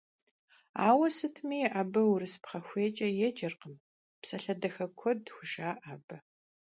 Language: Kabardian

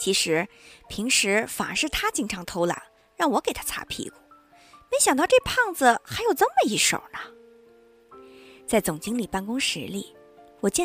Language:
Chinese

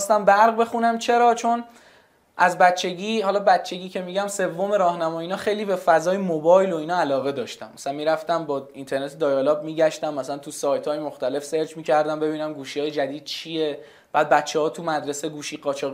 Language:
Persian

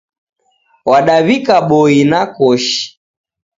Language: Taita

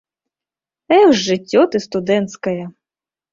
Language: Belarusian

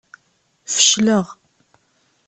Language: Kabyle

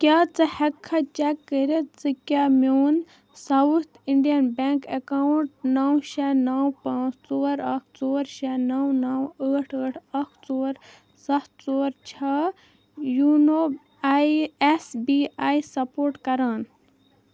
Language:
Kashmiri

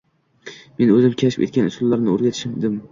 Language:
Uzbek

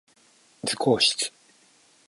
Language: Japanese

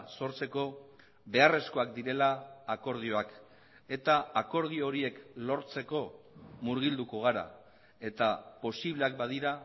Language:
Basque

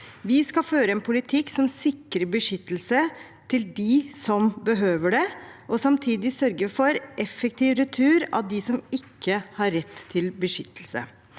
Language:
Norwegian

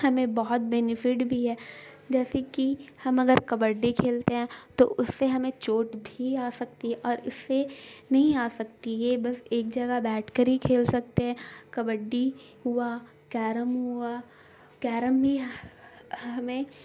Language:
Urdu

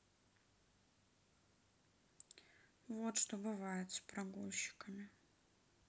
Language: Russian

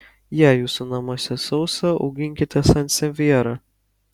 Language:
Lithuanian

